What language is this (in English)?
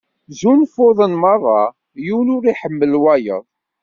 Kabyle